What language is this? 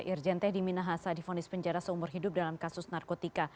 Indonesian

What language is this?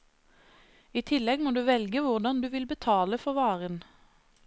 Norwegian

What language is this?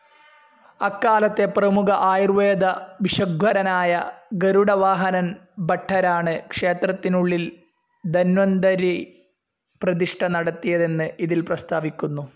Malayalam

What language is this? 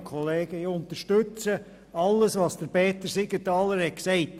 Swiss German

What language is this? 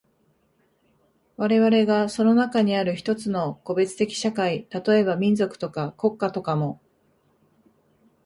Japanese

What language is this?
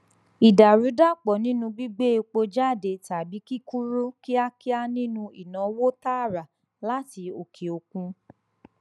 Yoruba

